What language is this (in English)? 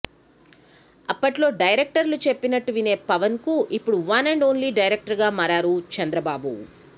Telugu